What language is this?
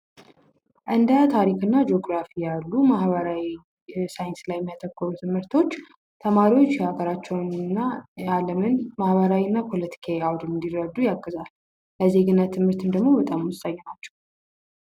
Amharic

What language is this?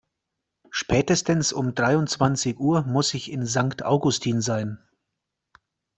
German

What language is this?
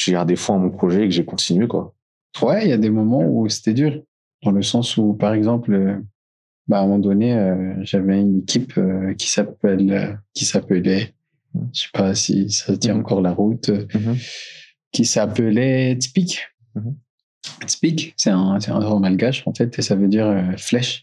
French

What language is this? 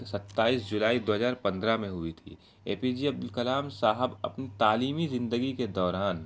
Urdu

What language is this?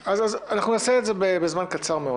Hebrew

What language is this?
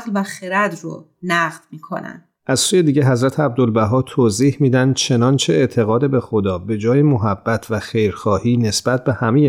Persian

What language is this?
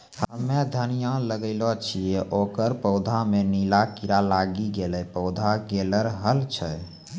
Maithili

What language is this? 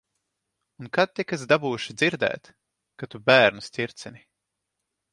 Latvian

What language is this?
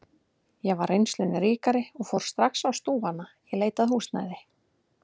Icelandic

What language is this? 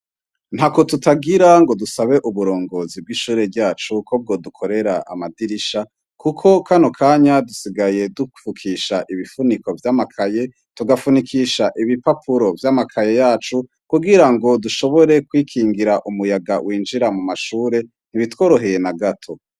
Rundi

